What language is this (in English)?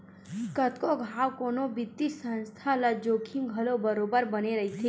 Chhattisgarhi